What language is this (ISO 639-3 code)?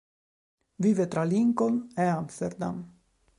ita